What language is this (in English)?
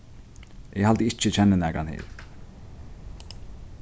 Faroese